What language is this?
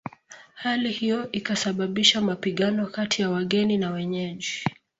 Swahili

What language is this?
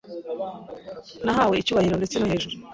Kinyarwanda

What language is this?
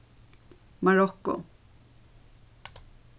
Faroese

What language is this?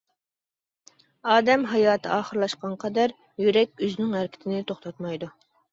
Uyghur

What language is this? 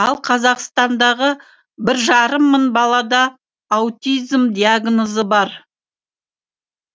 Kazakh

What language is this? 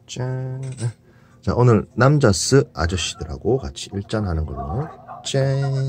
Korean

